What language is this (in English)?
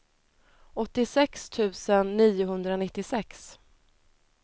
Swedish